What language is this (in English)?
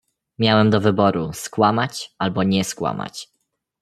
Polish